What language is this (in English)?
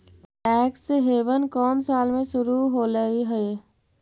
Magahi